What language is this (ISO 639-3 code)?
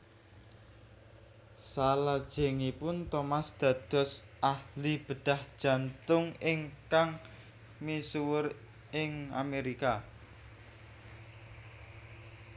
jav